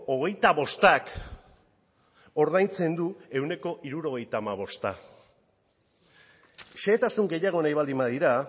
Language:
Basque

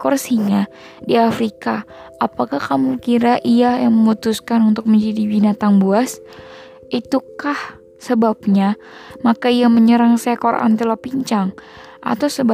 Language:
Indonesian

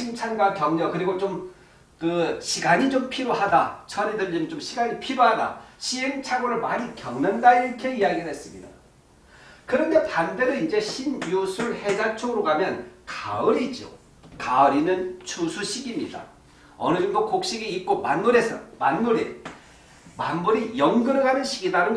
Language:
Korean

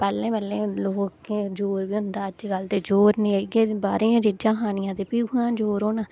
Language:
Dogri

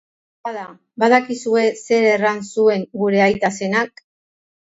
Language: Basque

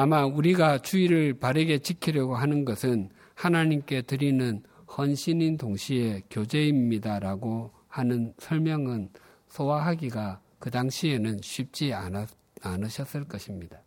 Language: Korean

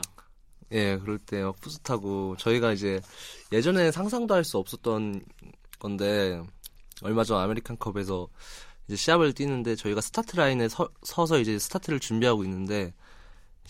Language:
Korean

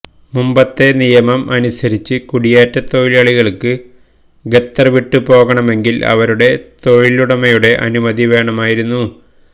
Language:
Malayalam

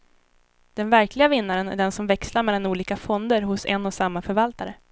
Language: Swedish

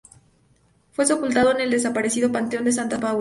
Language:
Spanish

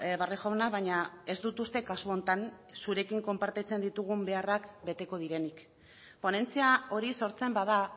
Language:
Basque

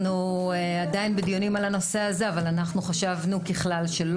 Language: Hebrew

